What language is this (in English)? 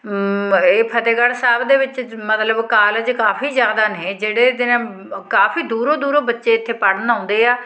Punjabi